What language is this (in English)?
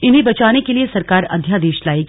Hindi